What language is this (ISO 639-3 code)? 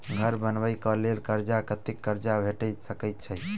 mai